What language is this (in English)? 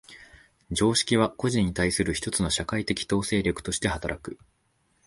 Japanese